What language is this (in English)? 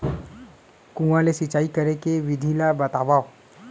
Chhattisgarhi